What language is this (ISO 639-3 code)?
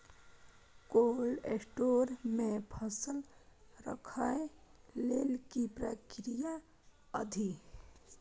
mai